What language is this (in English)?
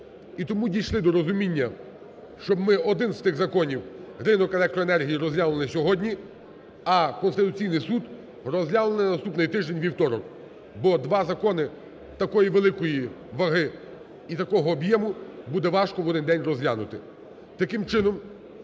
Ukrainian